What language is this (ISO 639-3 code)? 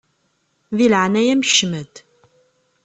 kab